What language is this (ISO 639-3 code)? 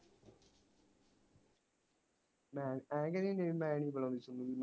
pan